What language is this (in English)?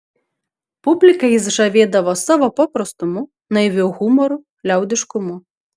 Lithuanian